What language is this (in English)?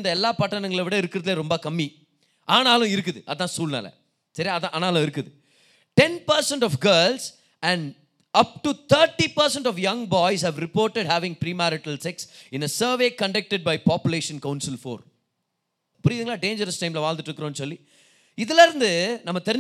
Tamil